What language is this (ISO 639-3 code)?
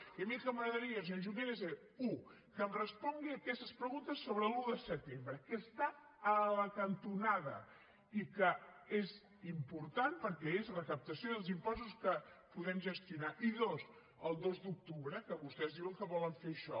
cat